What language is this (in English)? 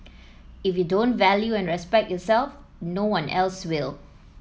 English